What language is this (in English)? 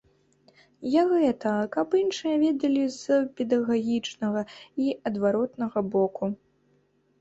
Belarusian